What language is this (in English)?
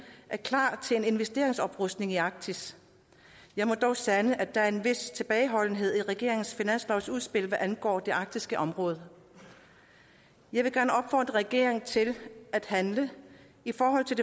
Danish